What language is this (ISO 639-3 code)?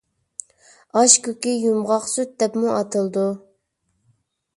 uig